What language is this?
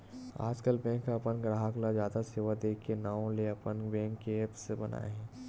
Chhattisgarhi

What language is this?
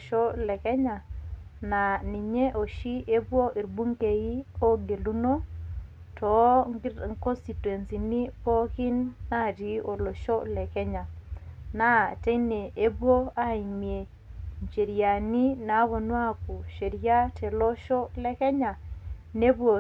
Masai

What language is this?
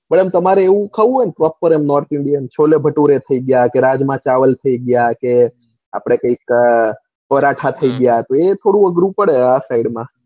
Gujarati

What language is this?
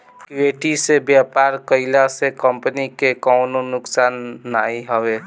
Bhojpuri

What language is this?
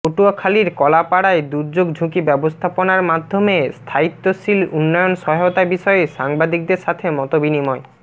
Bangla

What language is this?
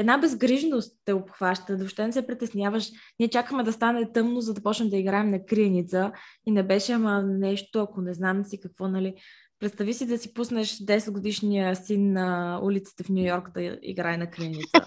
Bulgarian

